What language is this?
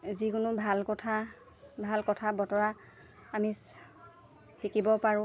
Assamese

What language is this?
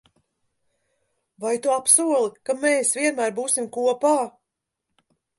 Latvian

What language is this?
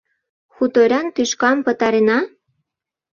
Mari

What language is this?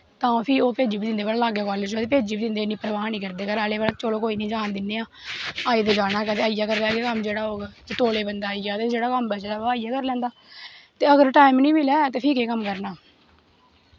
Dogri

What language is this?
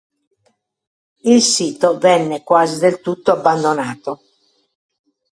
Italian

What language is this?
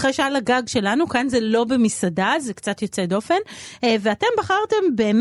Hebrew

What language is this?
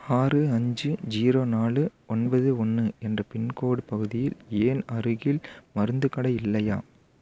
Tamil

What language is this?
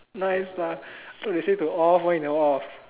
English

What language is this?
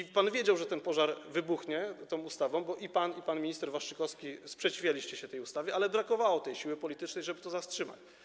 Polish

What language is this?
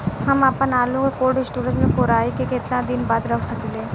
Bhojpuri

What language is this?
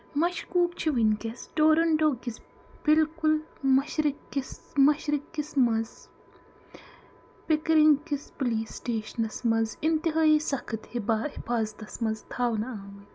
Kashmiri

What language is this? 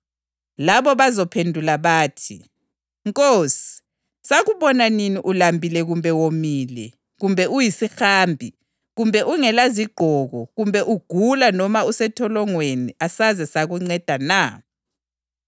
North Ndebele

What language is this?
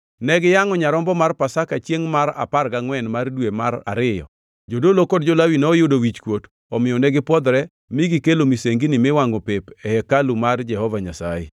Luo (Kenya and Tanzania)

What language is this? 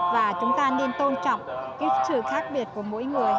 Vietnamese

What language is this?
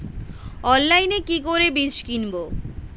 Bangla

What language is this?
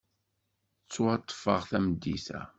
Kabyle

